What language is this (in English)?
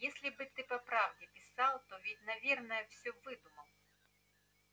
Russian